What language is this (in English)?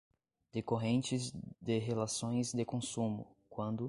Portuguese